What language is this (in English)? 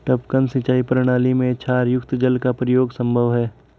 Hindi